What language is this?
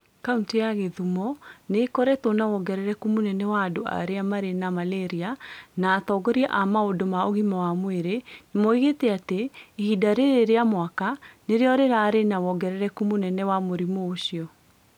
Kikuyu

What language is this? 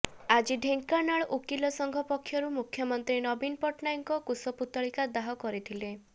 Odia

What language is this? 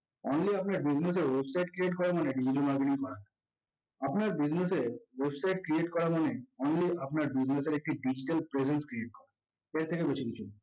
Bangla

